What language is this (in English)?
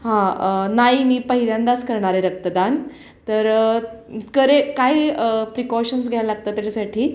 Marathi